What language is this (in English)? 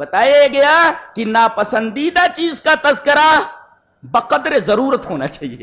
Hindi